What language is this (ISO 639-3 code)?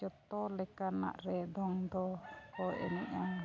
sat